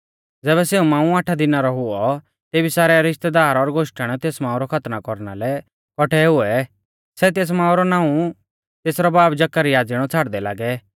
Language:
Mahasu Pahari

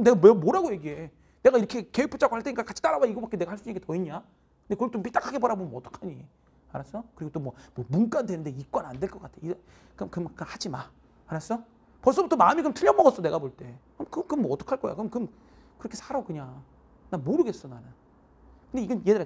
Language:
Korean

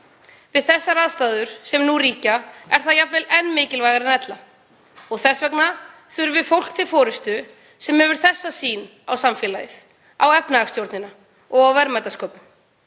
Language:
Icelandic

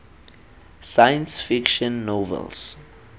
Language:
Tswana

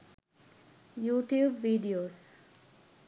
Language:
Sinhala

